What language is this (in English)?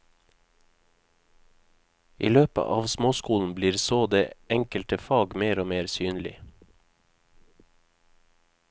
Norwegian